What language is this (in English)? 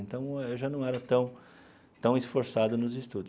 Portuguese